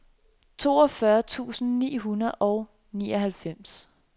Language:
Danish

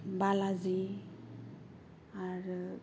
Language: Bodo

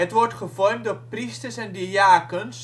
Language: Dutch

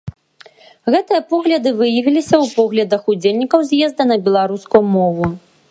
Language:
Belarusian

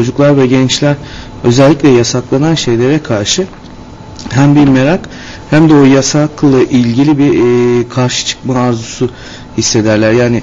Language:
Turkish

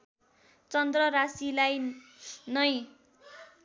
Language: Nepali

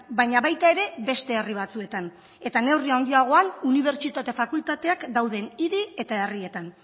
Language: Basque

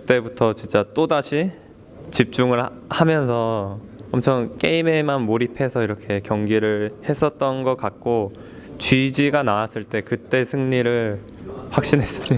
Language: Korean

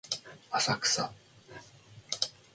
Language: Japanese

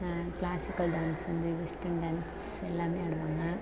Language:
Tamil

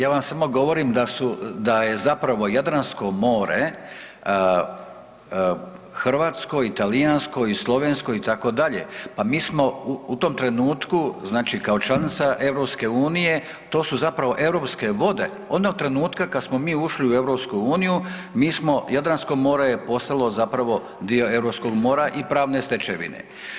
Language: Croatian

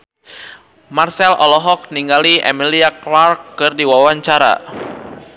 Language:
Sundanese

